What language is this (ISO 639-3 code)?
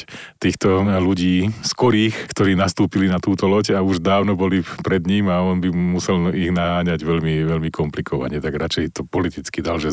slk